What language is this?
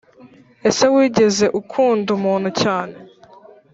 Kinyarwanda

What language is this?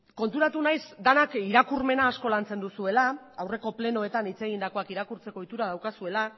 Basque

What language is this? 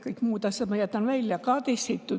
Estonian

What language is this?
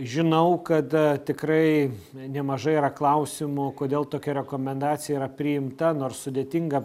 Lithuanian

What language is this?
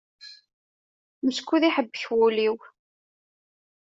Kabyle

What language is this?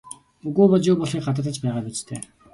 Mongolian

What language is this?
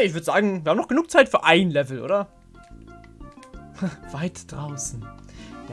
German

